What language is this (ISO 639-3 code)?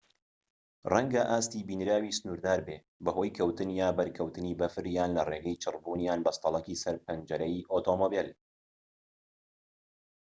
ckb